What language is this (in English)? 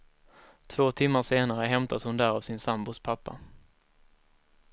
Swedish